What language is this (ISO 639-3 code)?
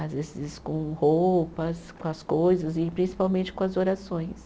por